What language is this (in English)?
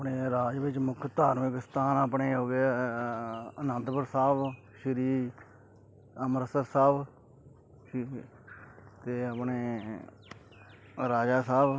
Punjabi